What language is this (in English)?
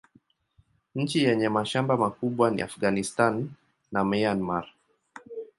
Swahili